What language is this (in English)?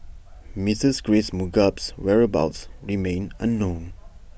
English